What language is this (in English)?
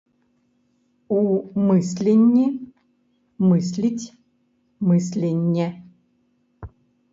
Belarusian